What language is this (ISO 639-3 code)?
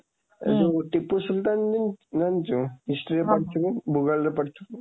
ori